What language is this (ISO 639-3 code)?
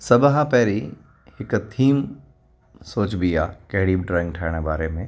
snd